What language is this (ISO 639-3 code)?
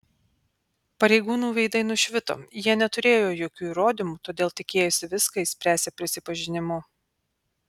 lit